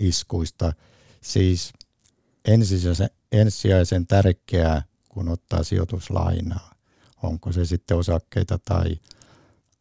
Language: Finnish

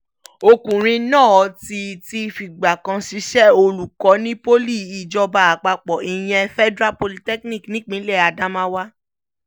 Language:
Yoruba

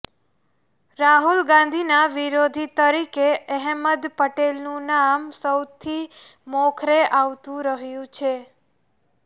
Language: Gujarati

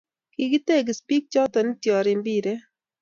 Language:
Kalenjin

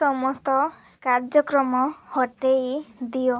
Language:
Odia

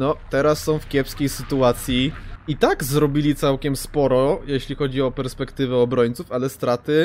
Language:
Polish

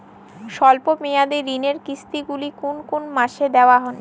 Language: Bangla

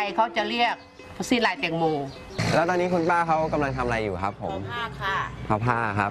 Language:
Thai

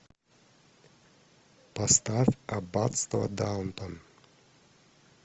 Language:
Russian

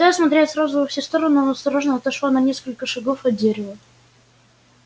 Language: Russian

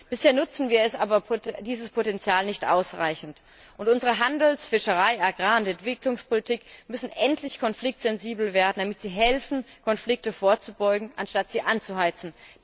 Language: German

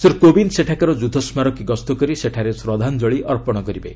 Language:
Odia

